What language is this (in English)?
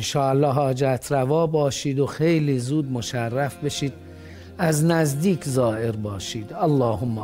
Persian